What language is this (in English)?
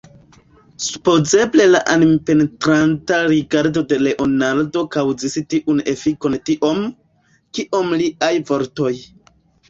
Esperanto